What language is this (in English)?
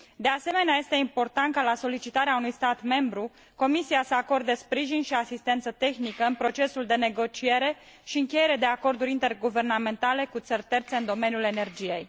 Romanian